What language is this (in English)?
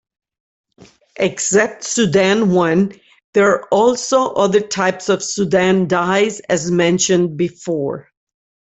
English